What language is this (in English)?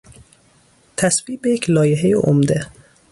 Persian